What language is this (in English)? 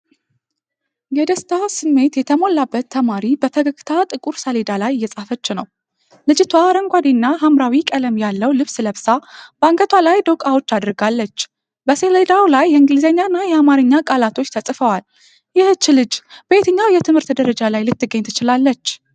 Amharic